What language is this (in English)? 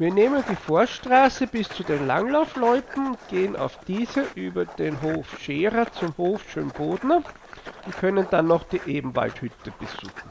German